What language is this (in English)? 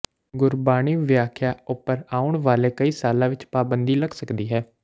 Punjabi